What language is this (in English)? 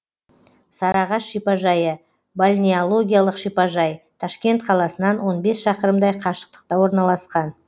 Kazakh